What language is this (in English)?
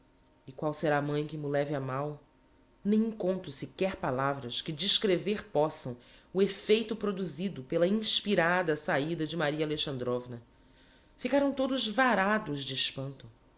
Portuguese